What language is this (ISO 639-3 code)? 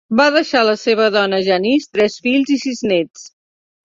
cat